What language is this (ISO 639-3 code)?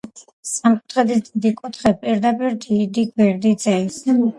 kat